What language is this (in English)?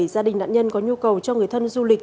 Vietnamese